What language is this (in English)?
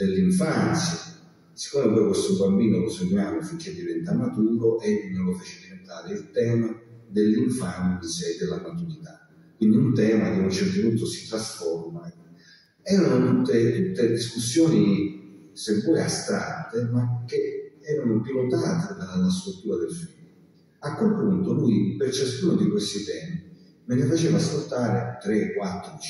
Italian